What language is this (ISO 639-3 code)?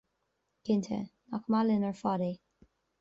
gle